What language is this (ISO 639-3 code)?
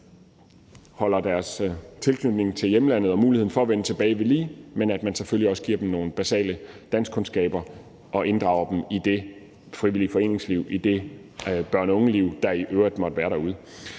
dan